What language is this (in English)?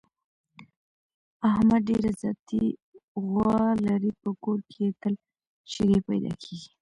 Pashto